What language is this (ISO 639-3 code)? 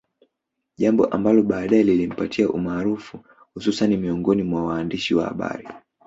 swa